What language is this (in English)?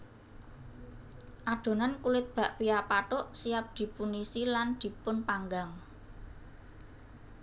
Javanese